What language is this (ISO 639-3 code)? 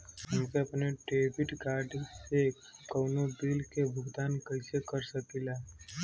bho